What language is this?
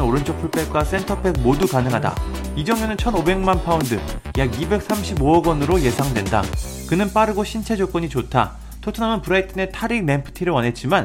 Korean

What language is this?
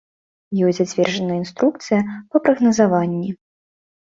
Belarusian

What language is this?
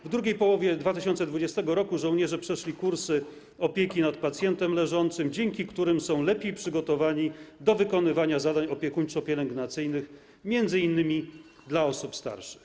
Polish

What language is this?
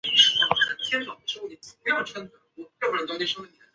Chinese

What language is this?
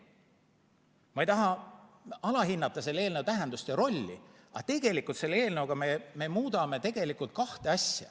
Estonian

